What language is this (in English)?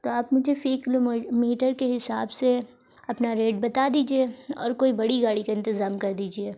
Urdu